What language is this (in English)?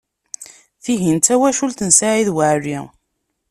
Kabyle